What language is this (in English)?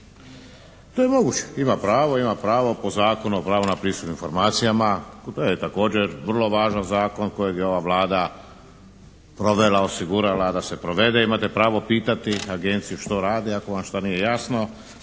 Croatian